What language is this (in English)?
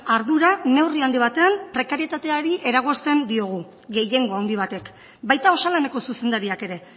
Basque